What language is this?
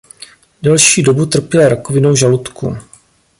Czech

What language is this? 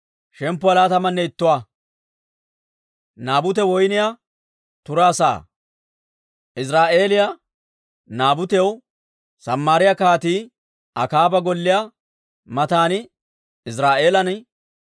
Dawro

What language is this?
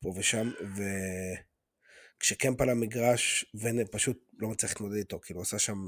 Hebrew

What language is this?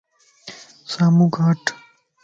Lasi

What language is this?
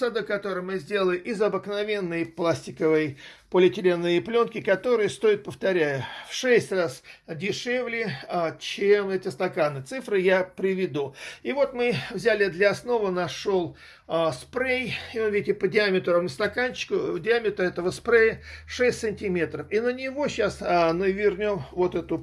Russian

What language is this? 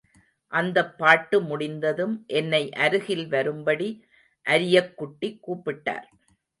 Tamil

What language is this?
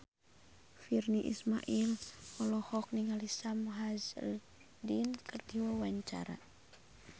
Sundanese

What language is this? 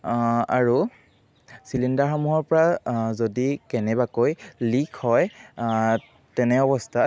Assamese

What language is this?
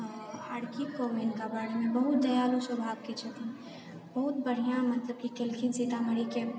Maithili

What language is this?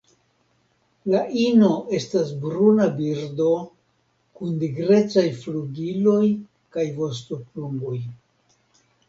Esperanto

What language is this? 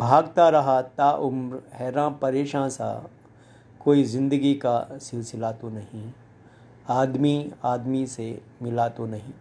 Hindi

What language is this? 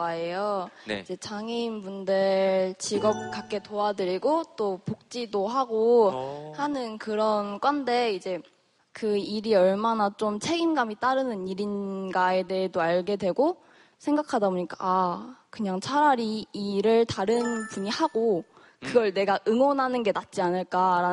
Korean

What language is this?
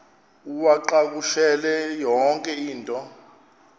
Xhosa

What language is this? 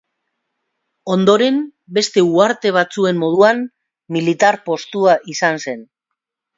Basque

